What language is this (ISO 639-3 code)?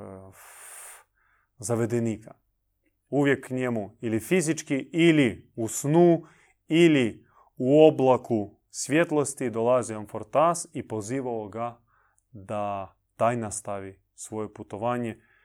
hrv